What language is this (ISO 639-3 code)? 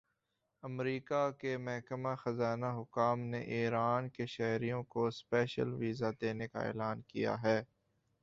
urd